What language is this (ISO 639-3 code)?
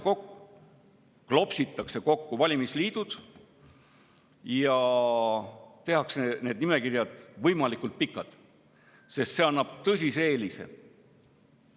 est